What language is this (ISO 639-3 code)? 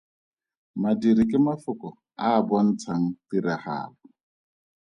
tsn